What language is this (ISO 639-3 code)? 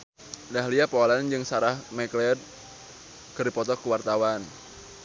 sun